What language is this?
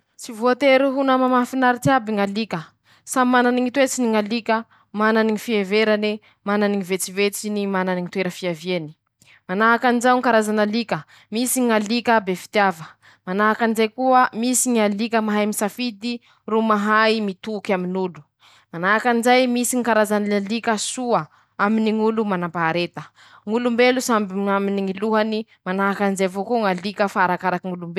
Masikoro Malagasy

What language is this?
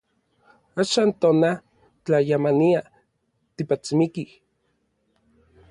Orizaba Nahuatl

